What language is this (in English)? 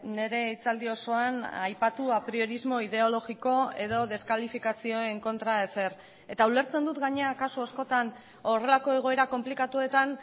Basque